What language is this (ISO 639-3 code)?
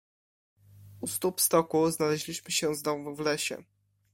pol